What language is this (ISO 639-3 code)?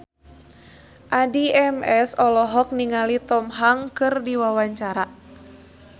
sun